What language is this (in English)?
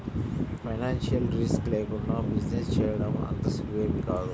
Telugu